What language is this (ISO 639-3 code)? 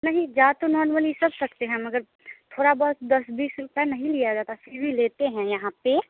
hin